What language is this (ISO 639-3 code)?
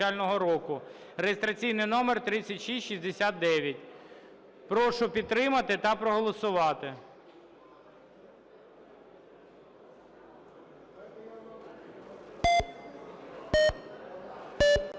ukr